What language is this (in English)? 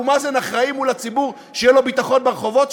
Hebrew